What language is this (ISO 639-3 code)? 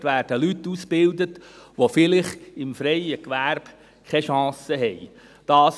gsw